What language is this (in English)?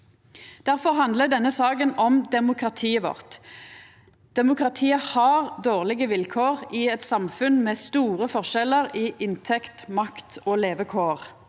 Norwegian